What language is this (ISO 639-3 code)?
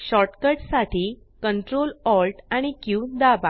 mar